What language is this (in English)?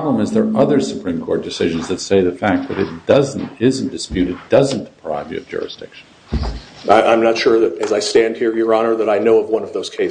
English